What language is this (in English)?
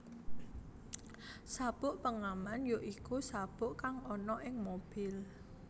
Javanese